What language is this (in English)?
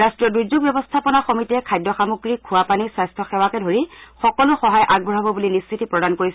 Assamese